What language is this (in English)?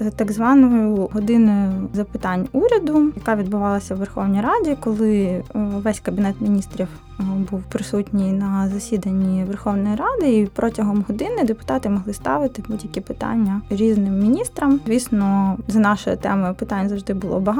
Ukrainian